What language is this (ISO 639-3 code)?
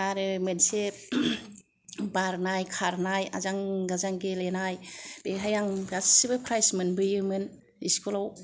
brx